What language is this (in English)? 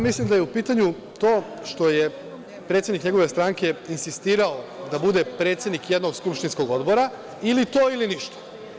Serbian